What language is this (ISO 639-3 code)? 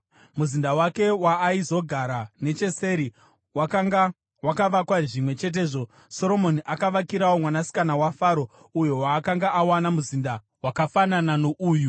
sna